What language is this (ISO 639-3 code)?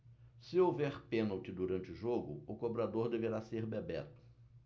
por